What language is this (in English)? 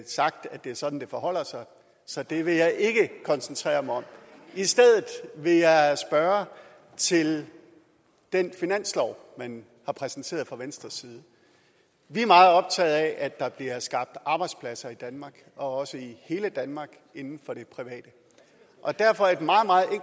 Danish